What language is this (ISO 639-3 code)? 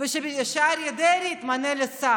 heb